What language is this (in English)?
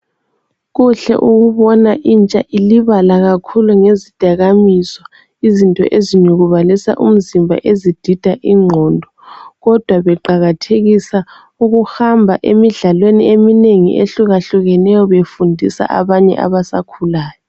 North Ndebele